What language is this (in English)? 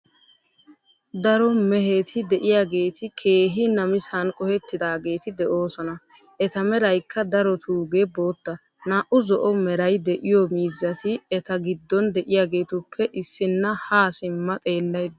Wolaytta